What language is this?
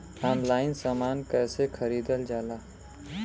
Bhojpuri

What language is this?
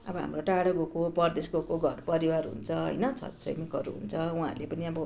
Nepali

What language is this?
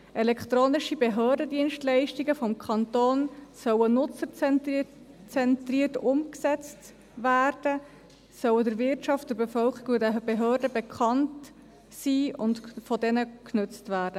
Swiss German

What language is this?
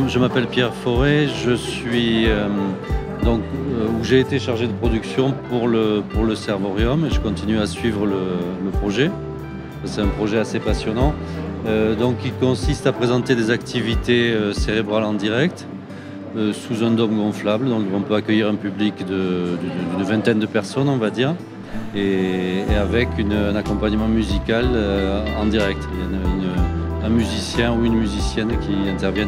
French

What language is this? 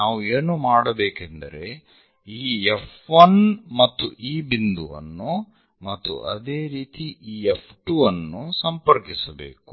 Kannada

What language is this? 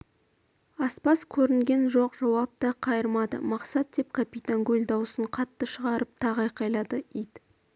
Kazakh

